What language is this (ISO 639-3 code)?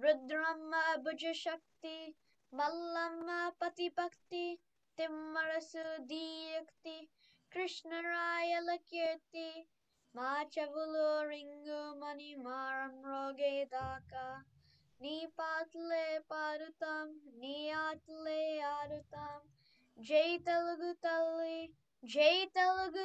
tel